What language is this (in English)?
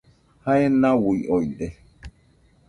Nüpode Huitoto